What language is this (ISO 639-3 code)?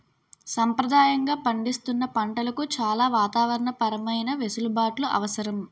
tel